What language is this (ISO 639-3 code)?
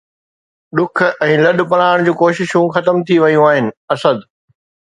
snd